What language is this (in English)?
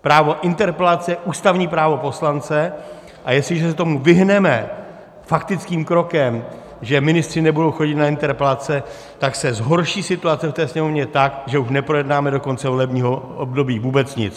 Czech